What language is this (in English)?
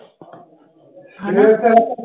Punjabi